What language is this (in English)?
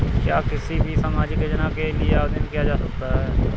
Hindi